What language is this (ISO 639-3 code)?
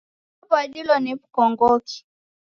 dav